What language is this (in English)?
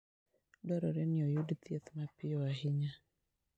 Luo (Kenya and Tanzania)